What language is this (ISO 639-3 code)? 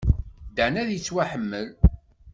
kab